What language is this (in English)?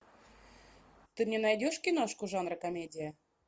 Russian